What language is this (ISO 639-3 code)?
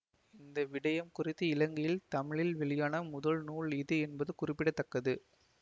tam